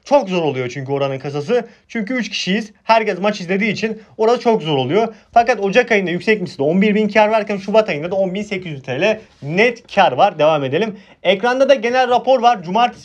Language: Turkish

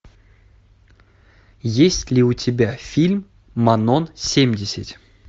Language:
Russian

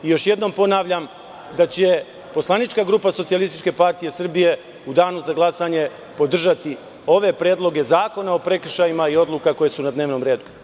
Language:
Serbian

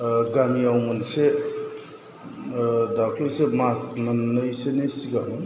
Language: Bodo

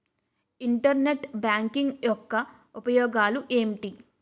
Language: Telugu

